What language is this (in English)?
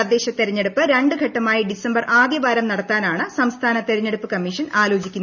Malayalam